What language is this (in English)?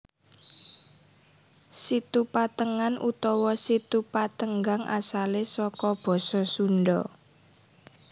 Javanese